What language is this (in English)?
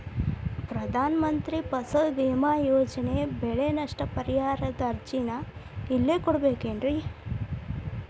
Kannada